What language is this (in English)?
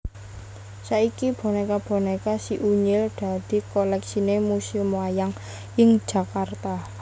Javanese